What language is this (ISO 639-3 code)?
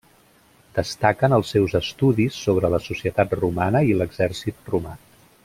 cat